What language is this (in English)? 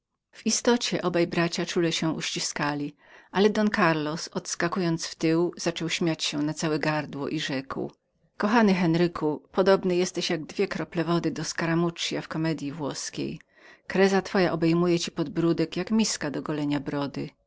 Polish